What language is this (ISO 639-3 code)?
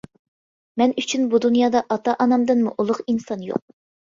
uig